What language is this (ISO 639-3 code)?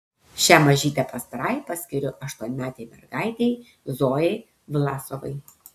lit